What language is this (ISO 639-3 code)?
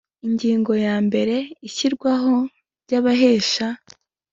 kin